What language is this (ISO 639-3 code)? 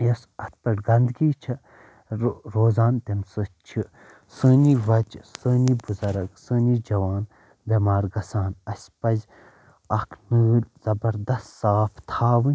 kas